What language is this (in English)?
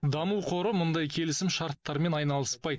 Kazakh